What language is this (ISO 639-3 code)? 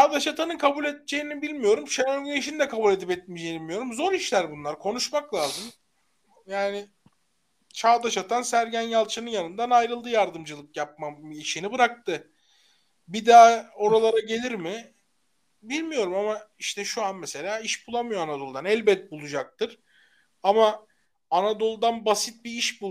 tur